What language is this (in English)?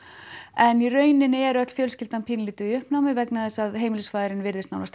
Icelandic